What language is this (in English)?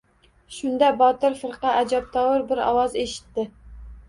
Uzbek